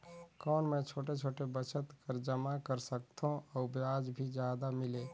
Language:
Chhattisgarhi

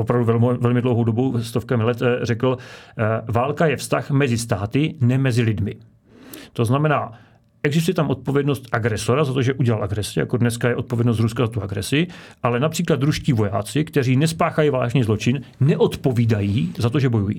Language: Czech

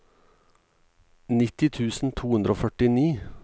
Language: Norwegian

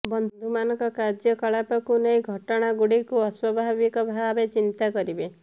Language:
Odia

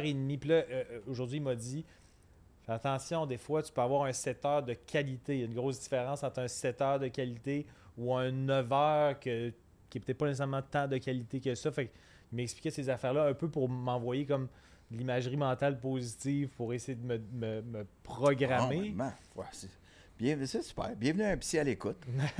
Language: French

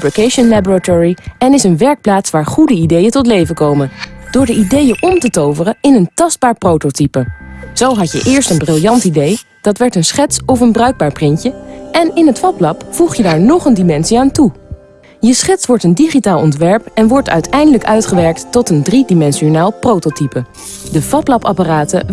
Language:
Dutch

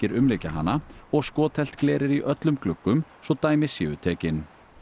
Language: Icelandic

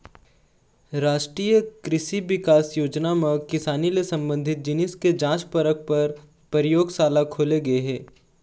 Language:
Chhattisgarhi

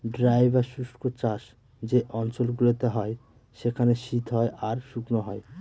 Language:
Bangla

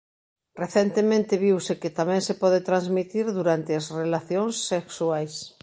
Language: Galician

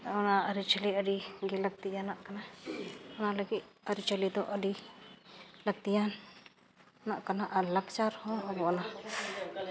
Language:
Santali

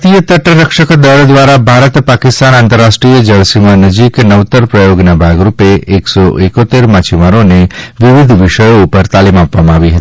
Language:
Gujarati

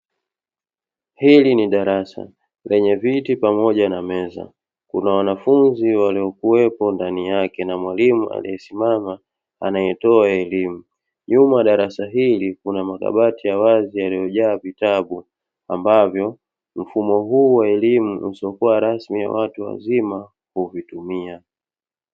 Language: Swahili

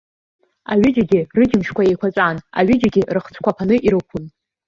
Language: Abkhazian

